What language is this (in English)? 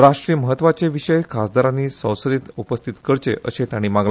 Konkani